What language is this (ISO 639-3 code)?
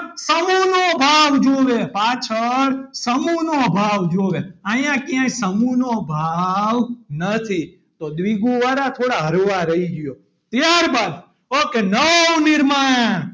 guj